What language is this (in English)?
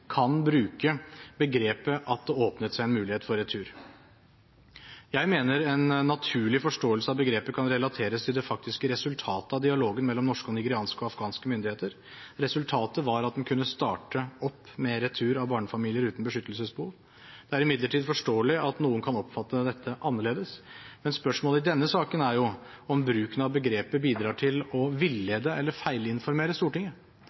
Norwegian Bokmål